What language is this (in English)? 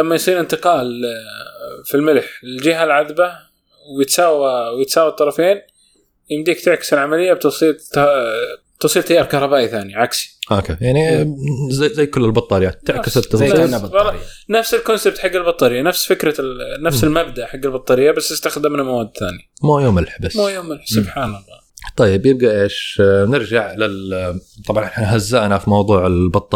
Arabic